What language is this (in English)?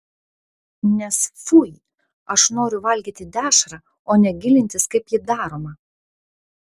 Lithuanian